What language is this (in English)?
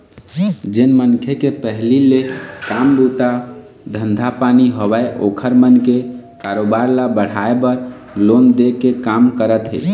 Chhattisgarhi